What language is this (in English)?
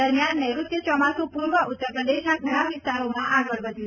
Gujarati